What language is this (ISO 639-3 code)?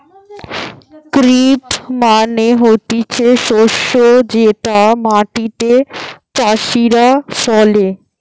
ben